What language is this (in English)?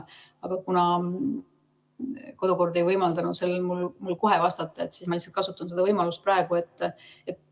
Estonian